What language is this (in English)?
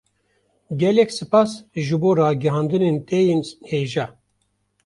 Kurdish